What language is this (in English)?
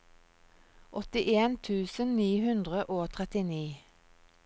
Norwegian